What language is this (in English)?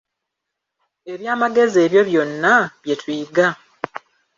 Ganda